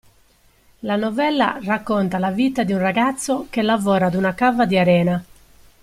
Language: Italian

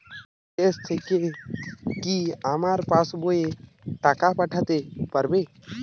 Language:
Bangla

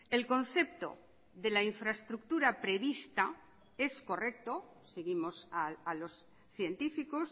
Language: Spanish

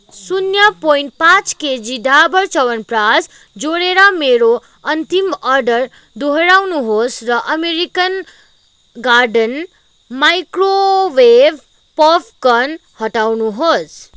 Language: Nepali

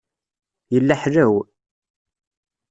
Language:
Kabyle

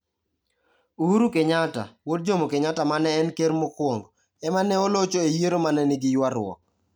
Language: Luo (Kenya and Tanzania)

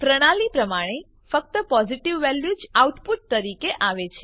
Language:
Gujarati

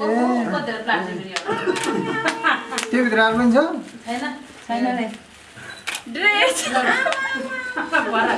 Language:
English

